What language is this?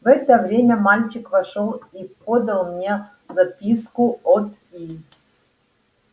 Russian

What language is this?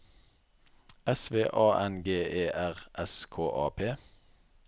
Norwegian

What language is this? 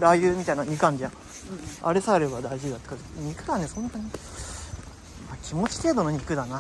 Japanese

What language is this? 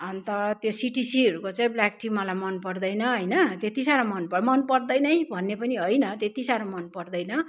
Nepali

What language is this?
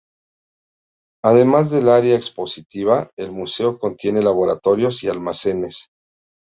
Spanish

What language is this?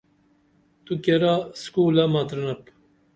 Dameli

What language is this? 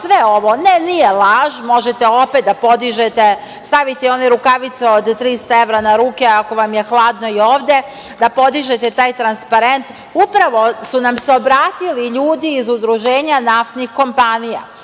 Serbian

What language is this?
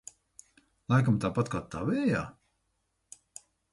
Latvian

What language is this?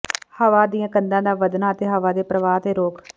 Punjabi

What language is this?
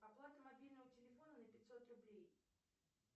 Russian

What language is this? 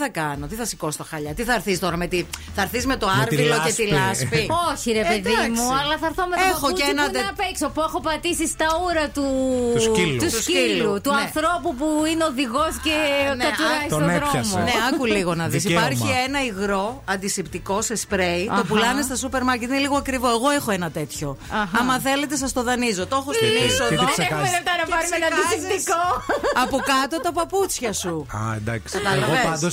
Greek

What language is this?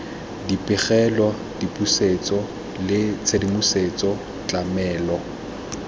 Tswana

